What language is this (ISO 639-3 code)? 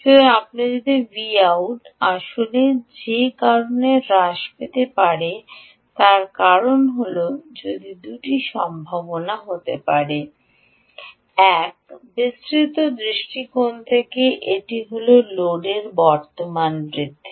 ben